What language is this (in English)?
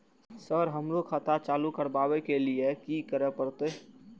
Maithili